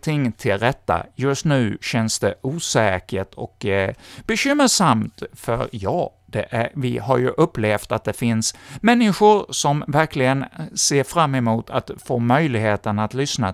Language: Swedish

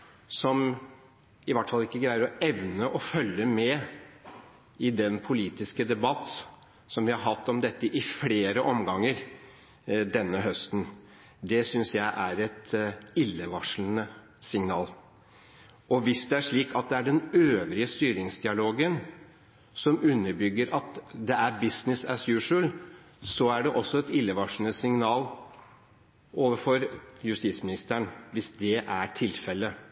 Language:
Norwegian Bokmål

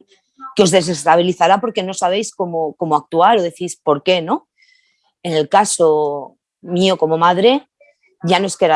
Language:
Spanish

